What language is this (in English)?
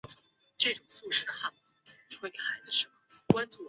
Chinese